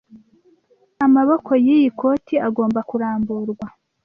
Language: Kinyarwanda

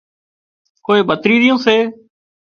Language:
Wadiyara Koli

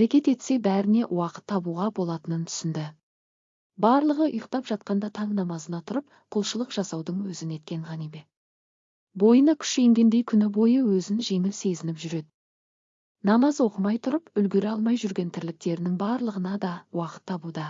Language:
Turkish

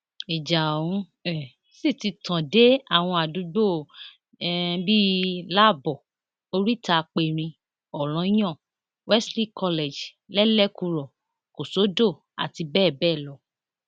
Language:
Yoruba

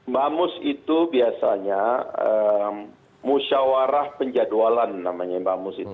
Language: Indonesian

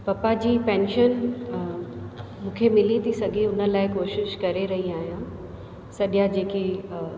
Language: Sindhi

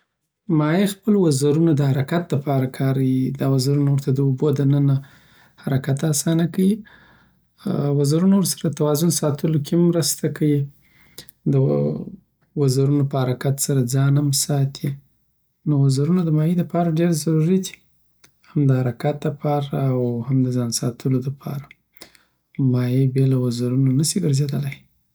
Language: Southern Pashto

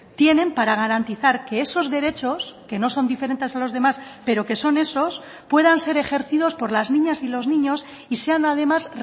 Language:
Spanish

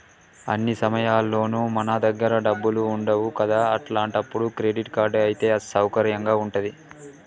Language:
Telugu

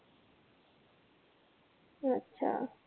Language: Marathi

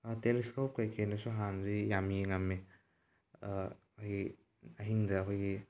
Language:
Manipuri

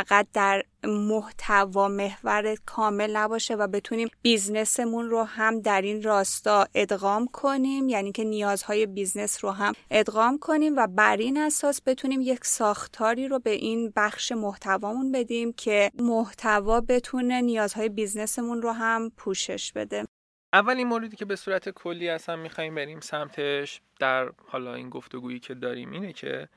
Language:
Persian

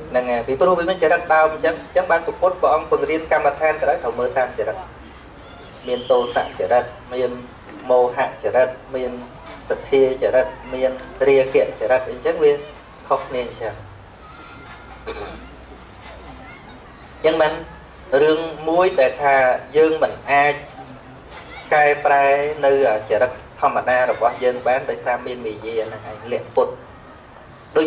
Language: Vietnamese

